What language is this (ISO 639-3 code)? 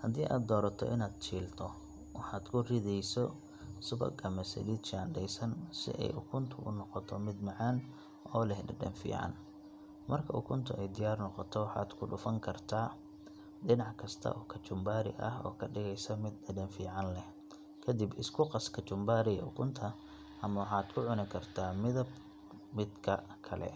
som